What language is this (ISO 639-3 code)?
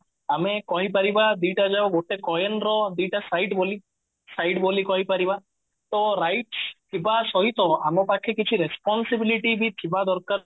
ori